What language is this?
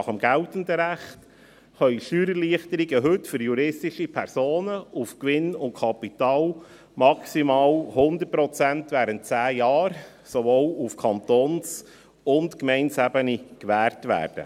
Swiss German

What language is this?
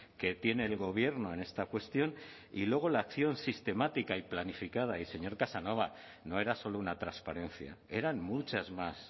Spanish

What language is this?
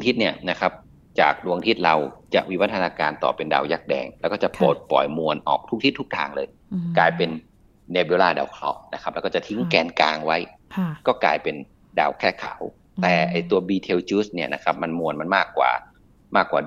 Thai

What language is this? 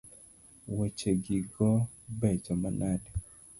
Luo (Kenya and Tanzania)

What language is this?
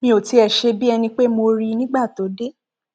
Yoruba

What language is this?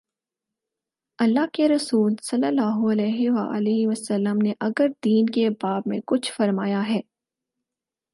Urdu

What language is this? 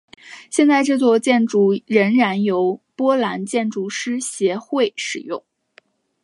Chinese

